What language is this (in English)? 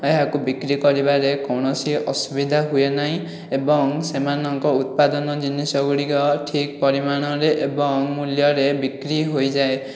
Odia